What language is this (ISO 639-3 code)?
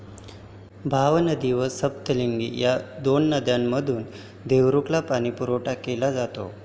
mar